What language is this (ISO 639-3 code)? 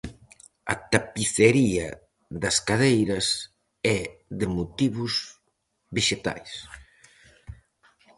glg